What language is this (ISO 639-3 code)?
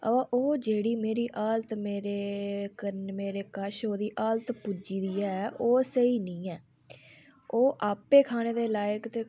doi